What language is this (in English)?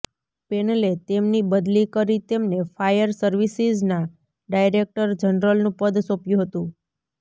Gujarati